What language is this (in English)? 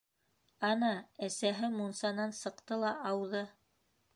Bashkir